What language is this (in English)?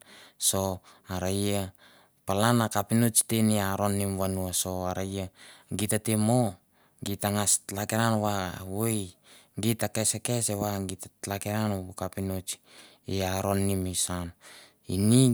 Mandara